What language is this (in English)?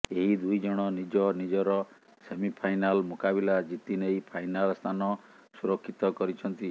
Odia